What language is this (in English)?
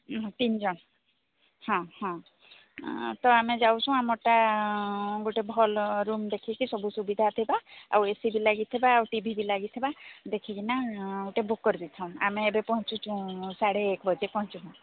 Odia